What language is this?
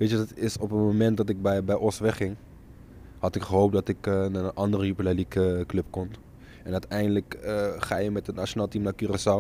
Dutch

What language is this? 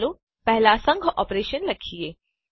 Gujarati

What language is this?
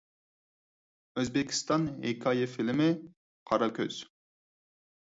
Uyghur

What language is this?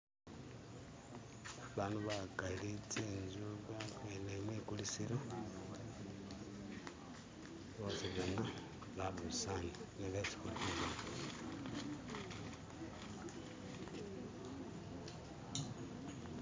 Masaaba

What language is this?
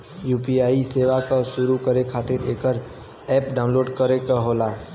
Bhojpuri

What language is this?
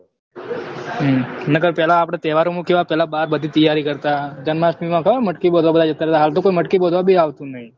Gujarati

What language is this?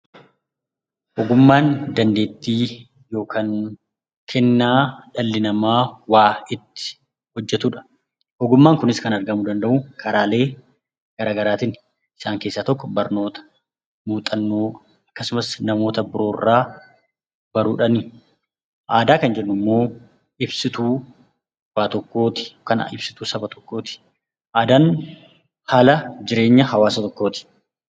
Oromo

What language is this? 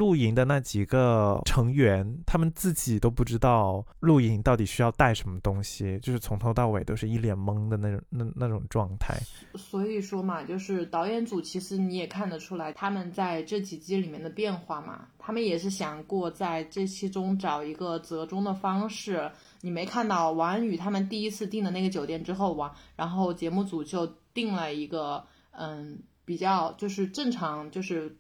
Chinese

